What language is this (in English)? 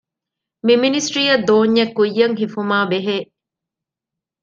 Divehi